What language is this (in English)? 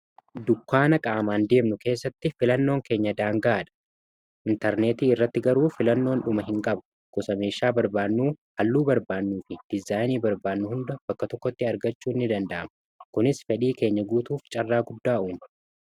Oromo